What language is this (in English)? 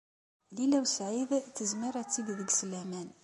Kabyle